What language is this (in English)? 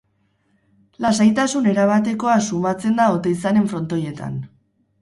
Basque